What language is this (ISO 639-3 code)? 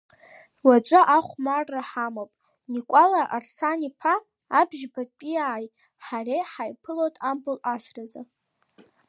abk